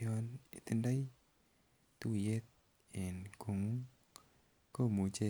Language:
Kalenjin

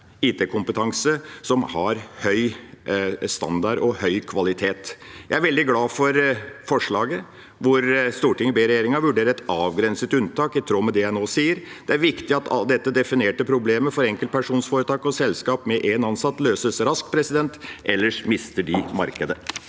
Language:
Norwegian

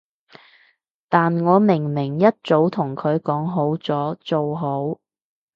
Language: Cantonese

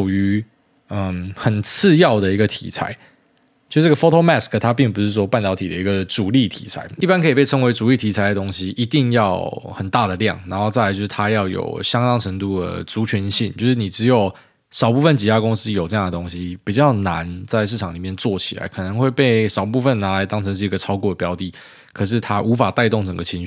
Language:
Chinese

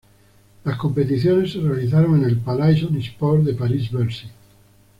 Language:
Spanish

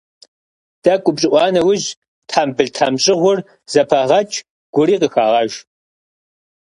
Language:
Kabardian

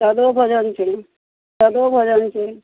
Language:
Maithili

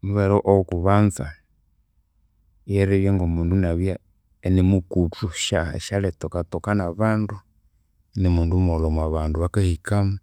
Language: Konzo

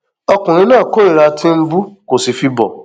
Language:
Yoruba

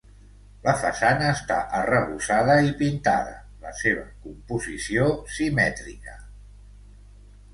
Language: Catalan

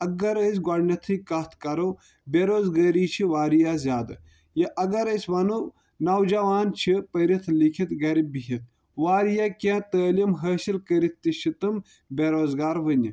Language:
Kashmiri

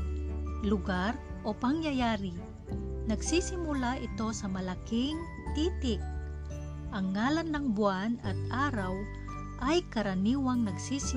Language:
Filipino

